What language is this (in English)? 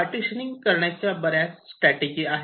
Marathi